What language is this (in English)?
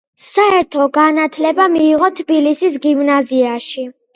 Georgian